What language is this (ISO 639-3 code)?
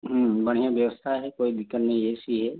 hin